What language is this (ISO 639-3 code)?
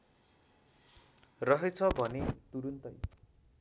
nep